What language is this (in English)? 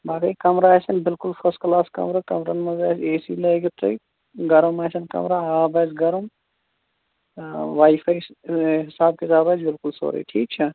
Kashmiri